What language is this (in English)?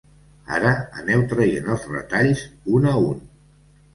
Catalan